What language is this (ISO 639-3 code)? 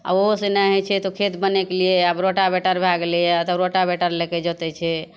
mai